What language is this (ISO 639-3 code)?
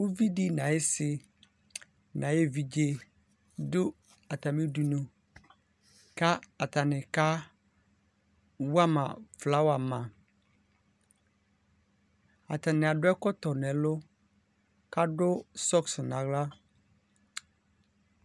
kpo